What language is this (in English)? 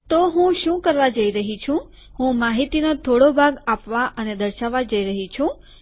Gujarati